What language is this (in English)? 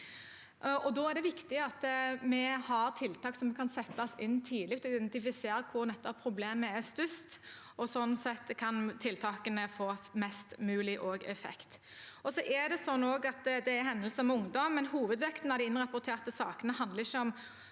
Norwegian